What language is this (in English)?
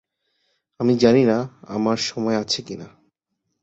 Bangla